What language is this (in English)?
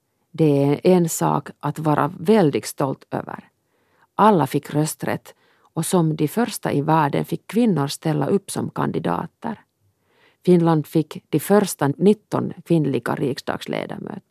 Swedish